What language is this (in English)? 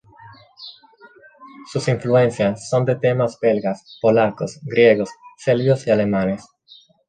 Spanish